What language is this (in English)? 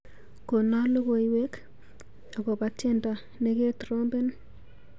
Kalenjin